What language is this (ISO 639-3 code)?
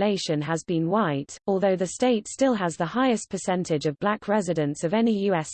eng